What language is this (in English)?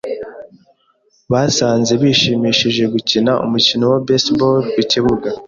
Kinyarwanda